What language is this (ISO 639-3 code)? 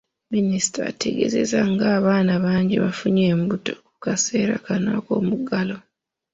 lug